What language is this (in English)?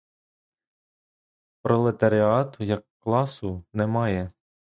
Ukrainian